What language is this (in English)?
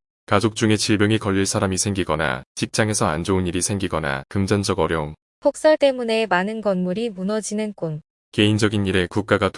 Korean